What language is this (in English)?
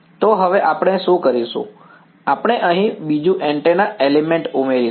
Gujarati